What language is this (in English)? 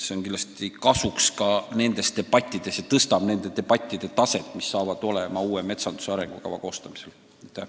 Estonian